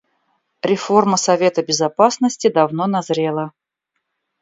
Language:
Russian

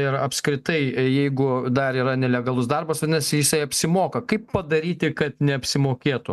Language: Lithuanian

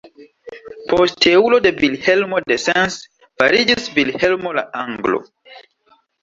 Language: Esperanto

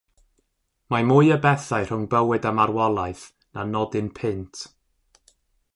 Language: Welsh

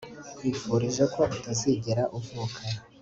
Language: Kinyarwanda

